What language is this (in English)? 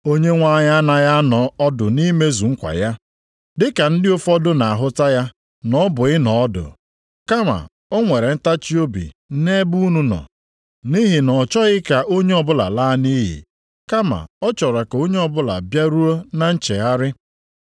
Igbo